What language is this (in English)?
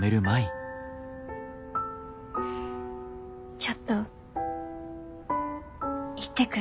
Japanese